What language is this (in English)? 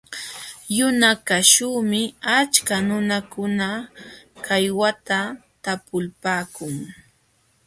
Jauja Wanca Quechua